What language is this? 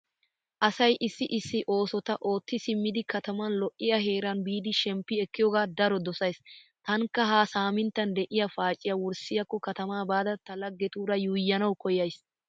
Wolaytta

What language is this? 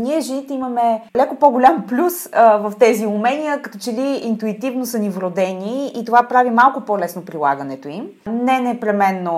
Bulgarian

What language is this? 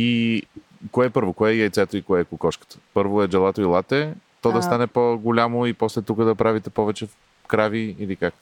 Bulgarian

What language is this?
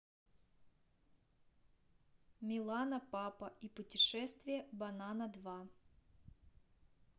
Russian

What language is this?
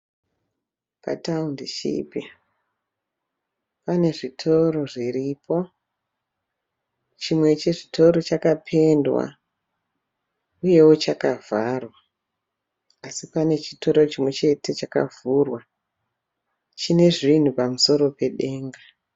Shona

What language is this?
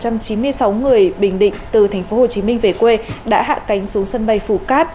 Vietnamese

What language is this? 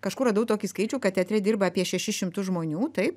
Lithuanian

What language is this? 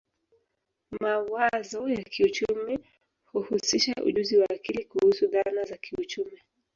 Swahili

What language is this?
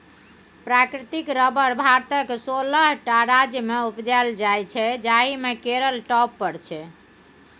Maithili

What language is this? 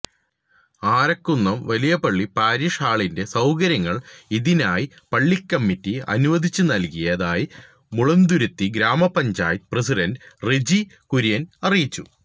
Malayalam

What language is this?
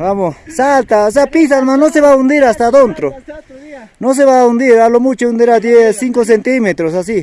Spanish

